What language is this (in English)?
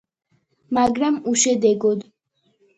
Georgian